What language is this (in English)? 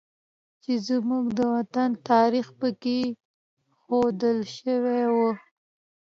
Pashto